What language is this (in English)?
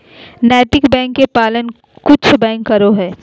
Magahi